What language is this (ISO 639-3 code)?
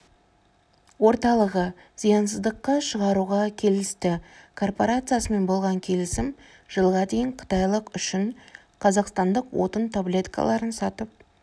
kaz